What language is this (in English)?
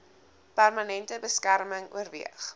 Afrikaans